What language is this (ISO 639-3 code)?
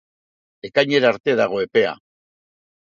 eus